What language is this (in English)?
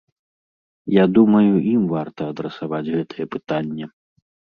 Belarusian